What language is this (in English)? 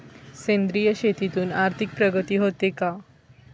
Marathi